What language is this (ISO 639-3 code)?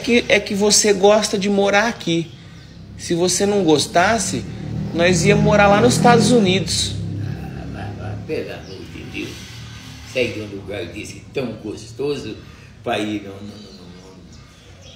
por